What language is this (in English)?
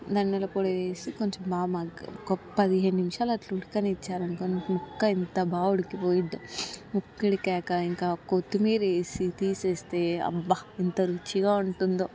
Telugu